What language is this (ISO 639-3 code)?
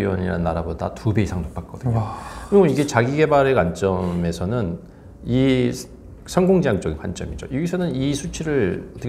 kor